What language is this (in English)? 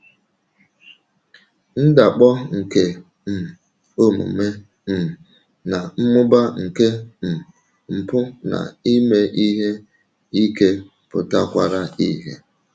Igbo